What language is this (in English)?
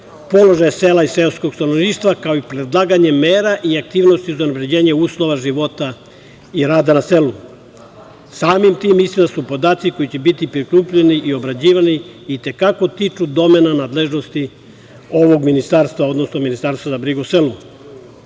Serbian